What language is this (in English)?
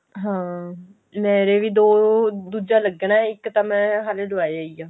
Punjabi